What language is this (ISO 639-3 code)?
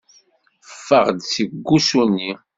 kab